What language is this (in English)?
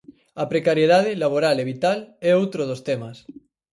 Galician